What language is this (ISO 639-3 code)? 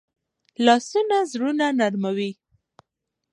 pus